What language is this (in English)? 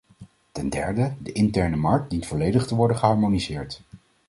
Dutch